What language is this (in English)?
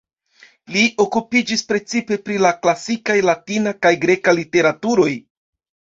Esperanto